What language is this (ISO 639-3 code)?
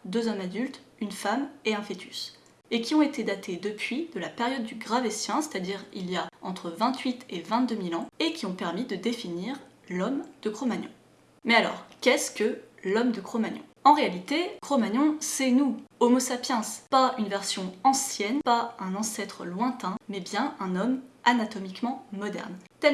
fra